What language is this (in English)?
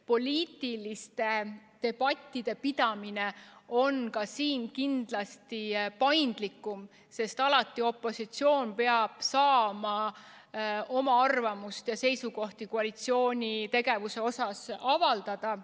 Estonian